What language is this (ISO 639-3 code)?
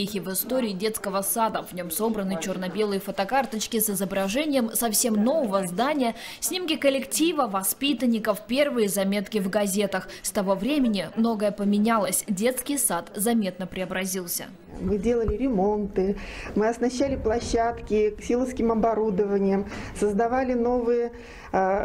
rus